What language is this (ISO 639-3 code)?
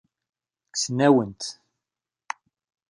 kab